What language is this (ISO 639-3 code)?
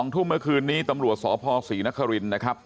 tha